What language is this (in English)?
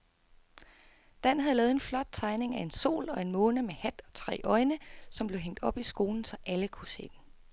Danish